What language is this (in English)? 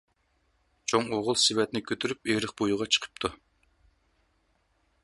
Uyghur